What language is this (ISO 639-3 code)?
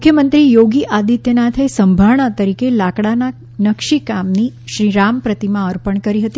guj